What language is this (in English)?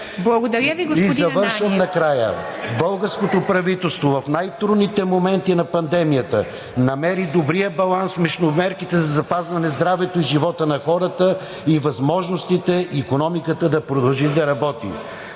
Bulgarian